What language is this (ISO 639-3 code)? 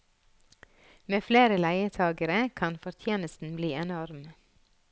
nor